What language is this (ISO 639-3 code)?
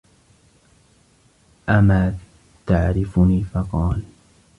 ara